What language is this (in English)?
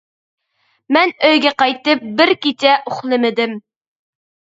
Uyghur